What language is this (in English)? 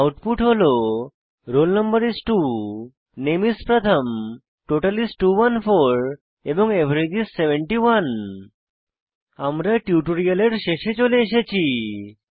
Bangla